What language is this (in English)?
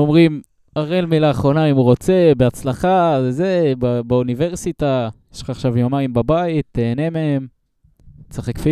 Hebrew